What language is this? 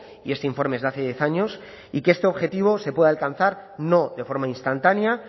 Spanish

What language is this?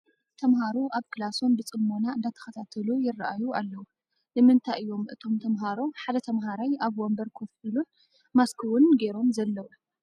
Tigrinya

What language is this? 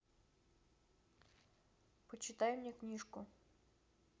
Russian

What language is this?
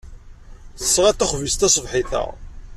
Kabyle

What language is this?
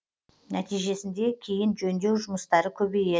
Kazakh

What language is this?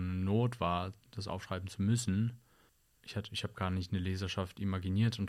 German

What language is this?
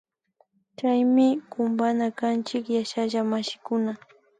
Imbabura Highland Quichua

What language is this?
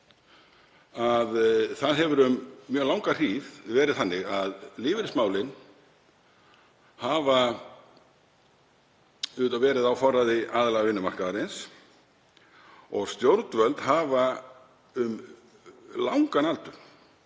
Icelandic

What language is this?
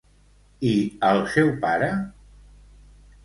Catalan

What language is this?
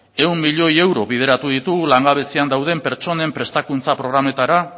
Basque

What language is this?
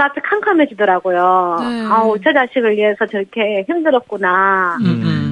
Korean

